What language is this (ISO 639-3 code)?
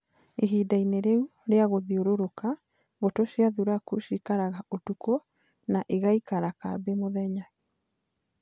kik